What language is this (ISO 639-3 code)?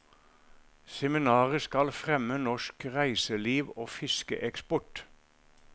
nor